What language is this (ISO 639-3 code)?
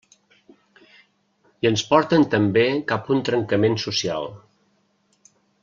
cat